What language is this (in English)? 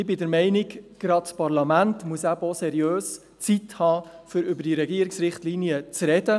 Swiss German